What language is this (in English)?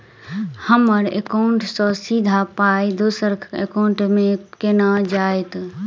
Maithili